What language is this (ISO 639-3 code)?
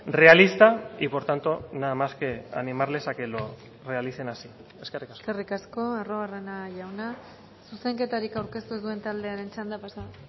eus